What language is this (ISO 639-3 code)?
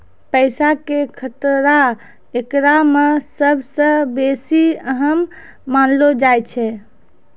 mai